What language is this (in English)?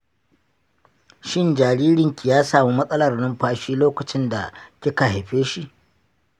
Hausa